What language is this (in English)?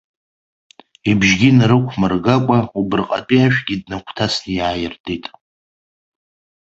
Abkhazian